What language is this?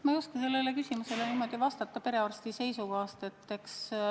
Estonian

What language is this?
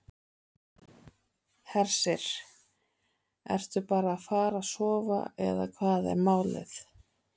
Icelandic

